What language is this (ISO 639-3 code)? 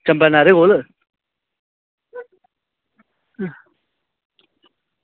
doi